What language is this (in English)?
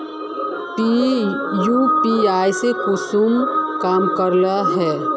Magahi